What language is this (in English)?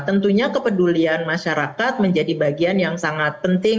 Indonesian